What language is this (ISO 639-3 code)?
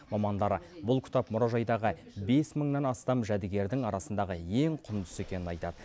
kaz